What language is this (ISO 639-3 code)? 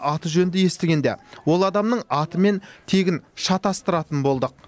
kaz